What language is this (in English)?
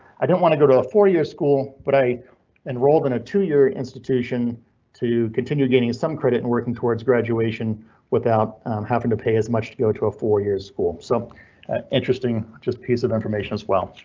English